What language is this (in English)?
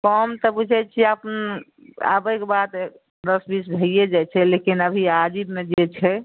Maithili